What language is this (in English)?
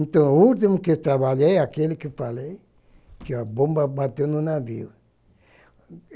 Portuguese